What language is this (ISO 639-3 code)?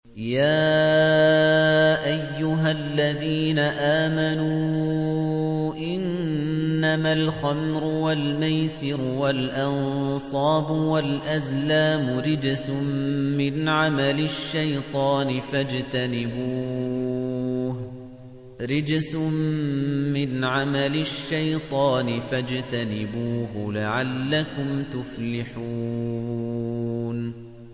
ara